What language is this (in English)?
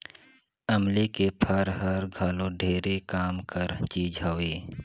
Chhattisgarhi